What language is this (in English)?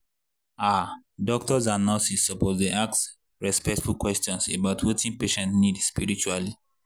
Nigerian Pidgin